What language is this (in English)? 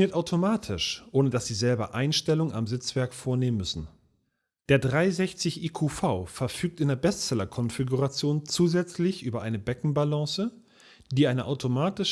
German